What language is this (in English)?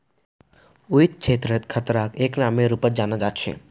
Magahi